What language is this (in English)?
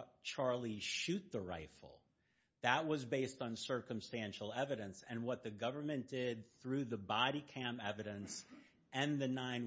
English